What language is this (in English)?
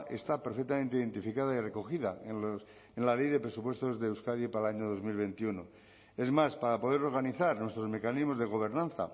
Spanish